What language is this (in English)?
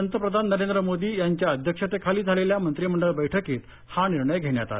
Marathi